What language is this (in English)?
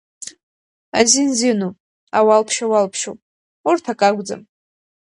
Abkhazian